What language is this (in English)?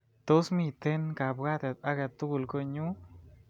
Kalenjin